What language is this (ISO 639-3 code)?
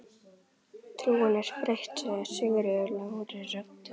isl